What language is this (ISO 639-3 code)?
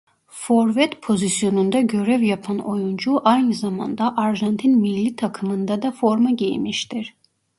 tur